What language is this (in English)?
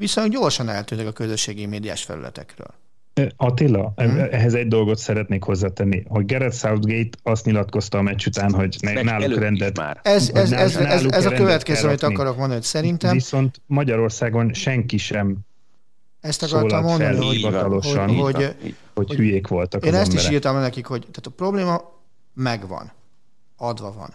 Hungarian